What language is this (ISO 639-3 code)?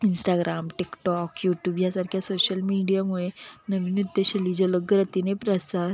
mar